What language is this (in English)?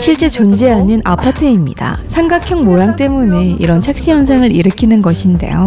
Korean